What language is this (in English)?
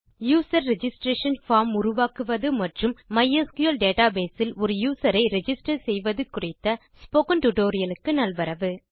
Tamil